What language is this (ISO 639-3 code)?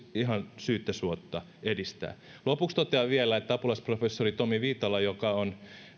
fin